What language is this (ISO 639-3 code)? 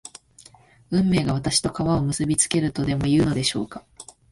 jpn